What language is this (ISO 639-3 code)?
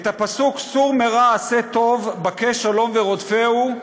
heb